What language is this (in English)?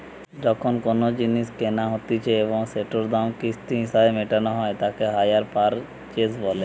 Bangla